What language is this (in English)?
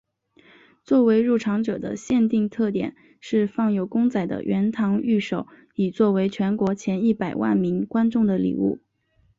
Chinese